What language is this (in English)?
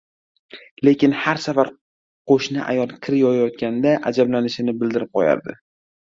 Uzbek